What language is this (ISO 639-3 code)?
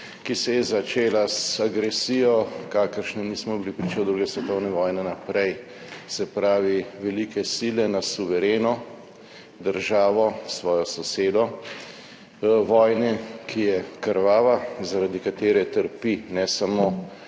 slv